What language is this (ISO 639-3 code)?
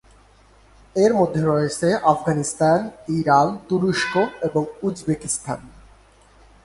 ben